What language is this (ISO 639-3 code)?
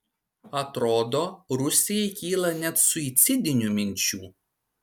lit